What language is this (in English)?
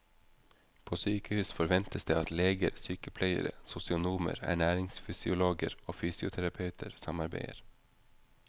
Norwegian